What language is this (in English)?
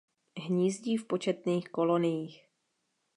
Czech